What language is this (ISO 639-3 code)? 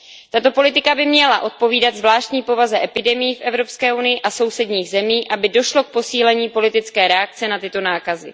ces